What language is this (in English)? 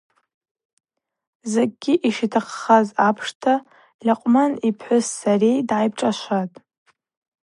Abaza